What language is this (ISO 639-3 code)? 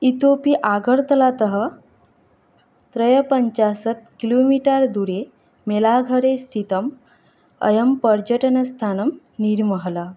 san